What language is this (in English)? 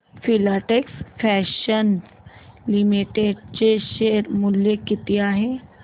Marathi